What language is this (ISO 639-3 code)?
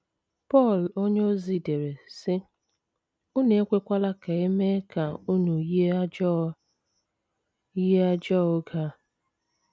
ibo